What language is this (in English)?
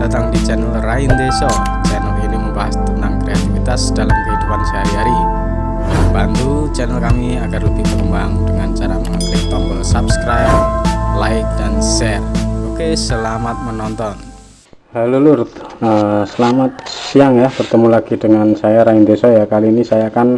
Indonesian